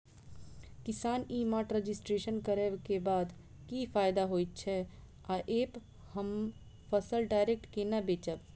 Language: Maithili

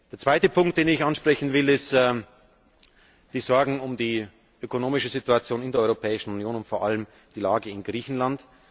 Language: German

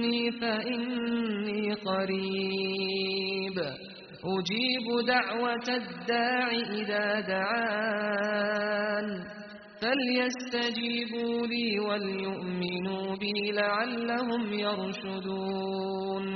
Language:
Arabic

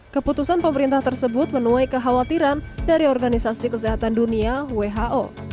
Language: Indonesian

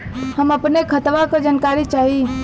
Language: Bhojpuri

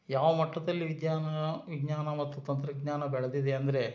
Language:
Kannada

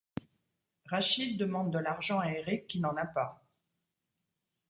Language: French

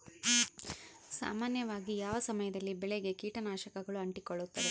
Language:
Kannada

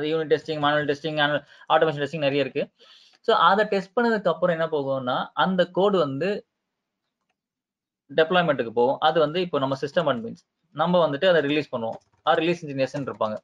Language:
Tamil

